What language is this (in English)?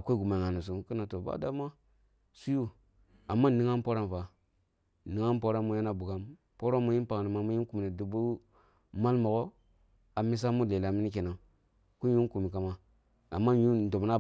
Kulung (Nigeria)